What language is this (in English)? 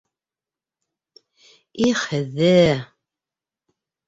Bashkir